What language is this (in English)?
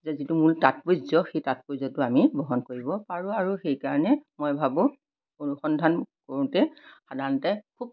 Assamese